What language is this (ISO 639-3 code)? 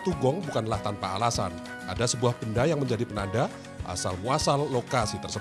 ind